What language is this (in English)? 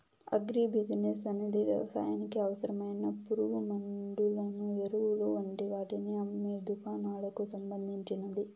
Telugu